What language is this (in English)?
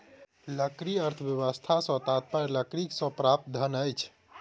Maithili